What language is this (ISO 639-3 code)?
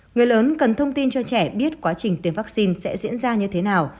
vie